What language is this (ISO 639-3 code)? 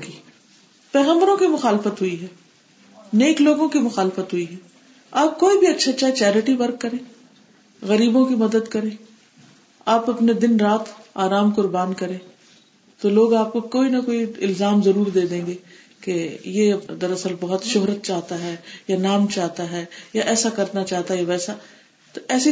urd